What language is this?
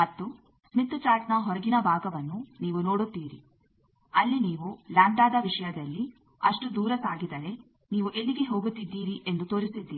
Kannada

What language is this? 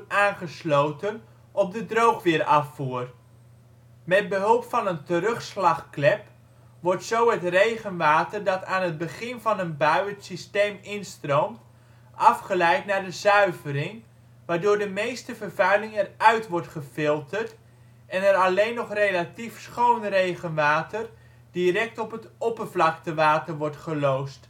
Dutch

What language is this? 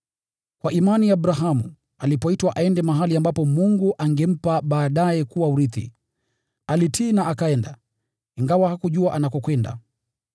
Swahili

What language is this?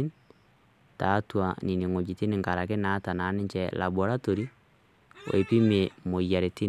Masai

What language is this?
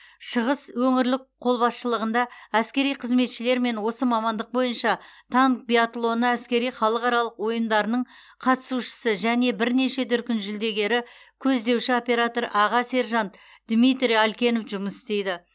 Kazakh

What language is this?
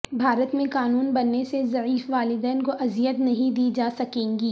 Urdu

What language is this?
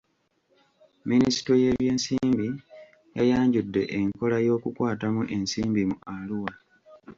Ganda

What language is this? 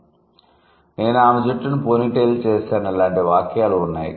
Telugu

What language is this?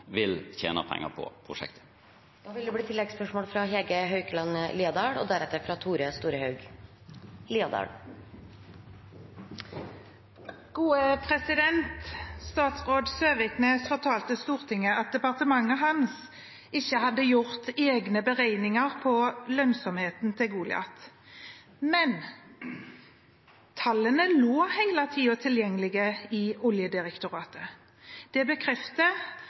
Norwegian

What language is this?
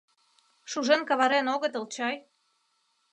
Mari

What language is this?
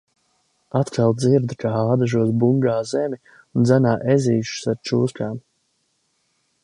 Latvian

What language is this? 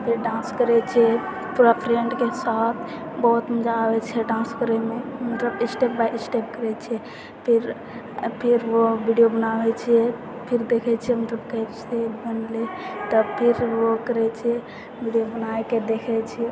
Maithili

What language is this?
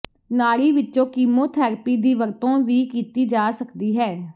Punjabi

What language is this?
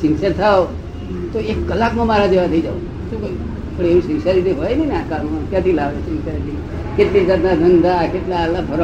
Gujarati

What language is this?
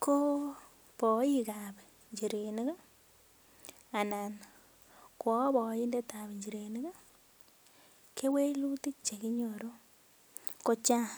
Kalenjin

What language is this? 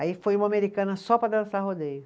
Portuguese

